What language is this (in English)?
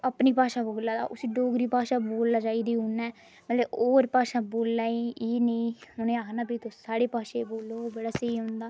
Dogri